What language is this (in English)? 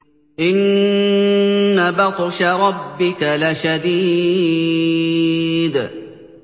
Arabic